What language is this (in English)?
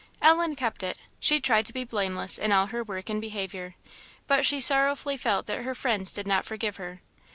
English